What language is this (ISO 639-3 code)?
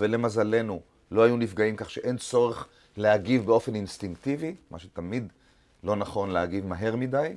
heb